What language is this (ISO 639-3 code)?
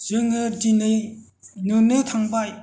brx